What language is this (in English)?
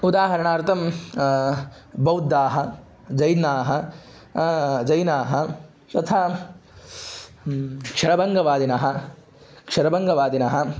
Sanskrit